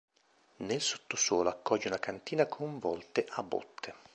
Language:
Italian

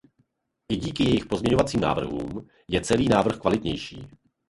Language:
Czech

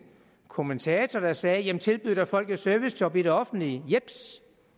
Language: Danish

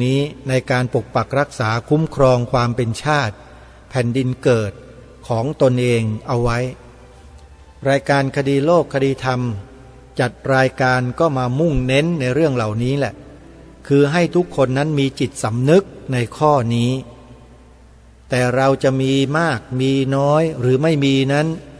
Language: Thai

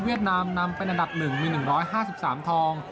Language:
Thai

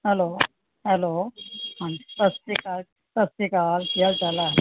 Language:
Punjabi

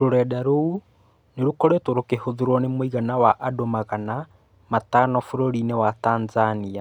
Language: Kikuyu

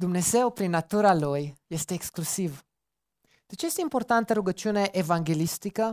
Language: Romanian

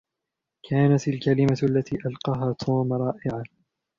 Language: Arabic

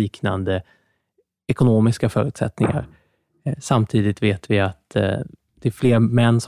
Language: Swedish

